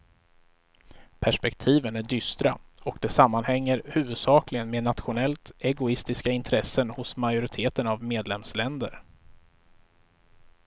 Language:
Swedish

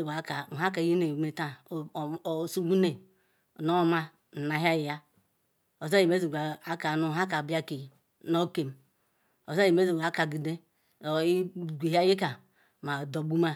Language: Ikwere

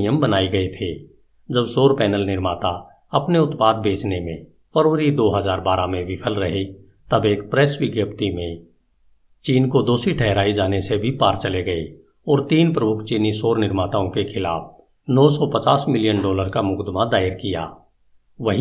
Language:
Hindi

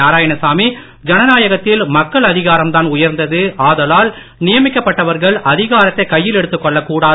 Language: Tamil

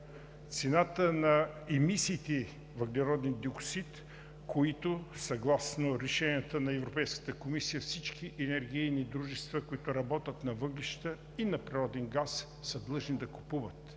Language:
Bulgarian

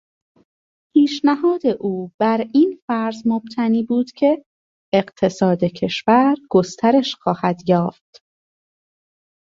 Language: Persian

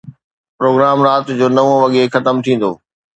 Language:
Sindhi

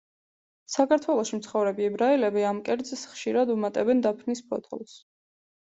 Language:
Georgian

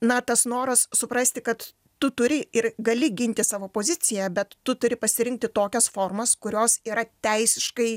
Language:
Lithuanian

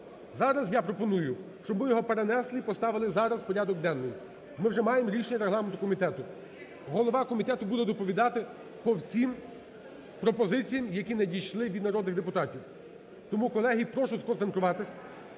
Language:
Ukrainian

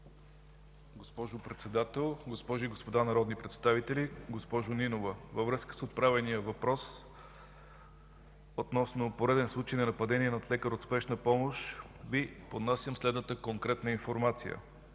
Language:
Bulgarian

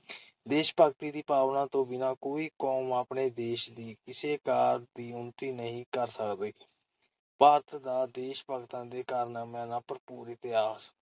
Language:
Punjabi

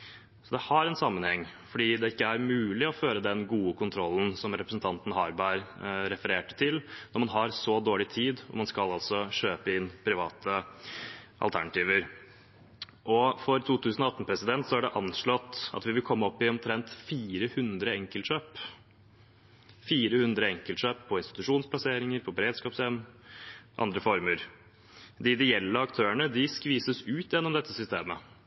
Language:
Norwegian Bokmål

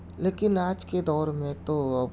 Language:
Urdu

